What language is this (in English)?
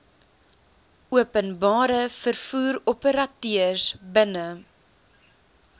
Afrikaans